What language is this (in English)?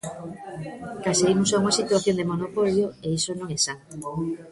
Galician